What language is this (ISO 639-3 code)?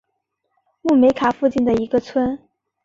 zho